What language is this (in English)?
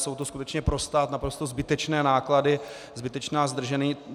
Czech